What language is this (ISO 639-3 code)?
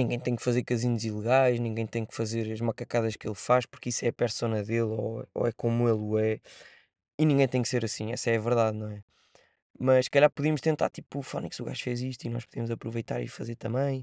por